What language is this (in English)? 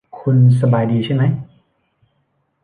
Thai